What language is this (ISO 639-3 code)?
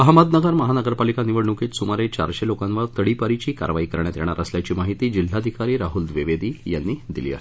mar